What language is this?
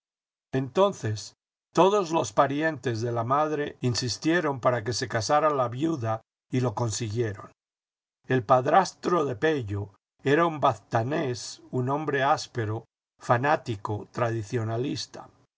Spanish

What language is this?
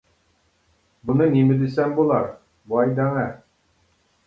Uyghur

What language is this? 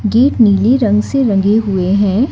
Hindi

